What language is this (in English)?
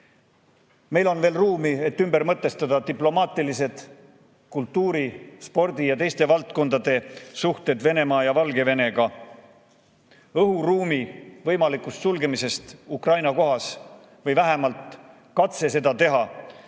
Estonian